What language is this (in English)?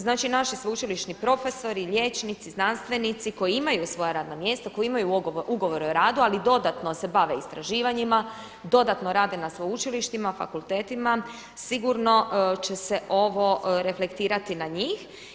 Croatian